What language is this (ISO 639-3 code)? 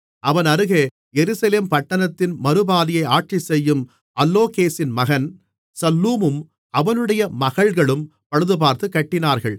tam